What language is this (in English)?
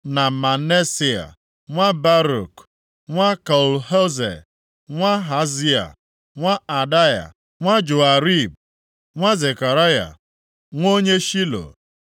Igbo